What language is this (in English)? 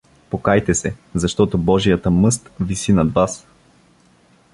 Bulgarian